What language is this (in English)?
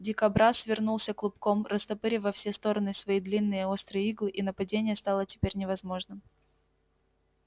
Russian